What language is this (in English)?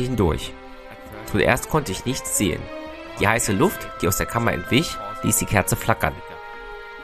German